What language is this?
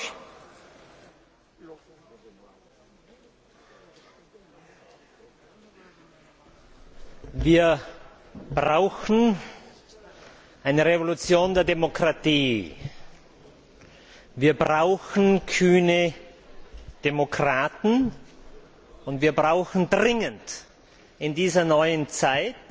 German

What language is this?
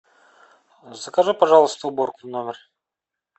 Russian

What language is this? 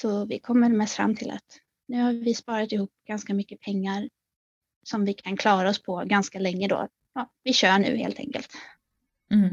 Swedish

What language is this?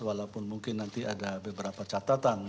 Indonesian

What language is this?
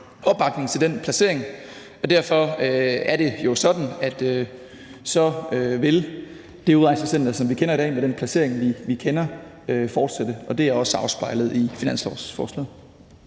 Danish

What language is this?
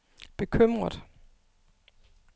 Danish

